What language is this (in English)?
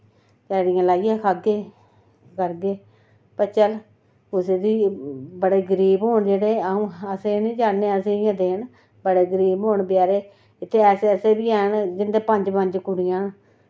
Dogri